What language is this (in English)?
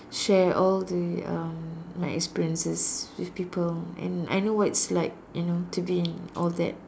English